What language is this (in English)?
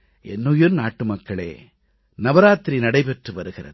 Tamil